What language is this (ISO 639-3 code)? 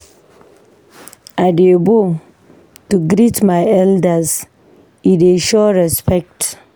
pcm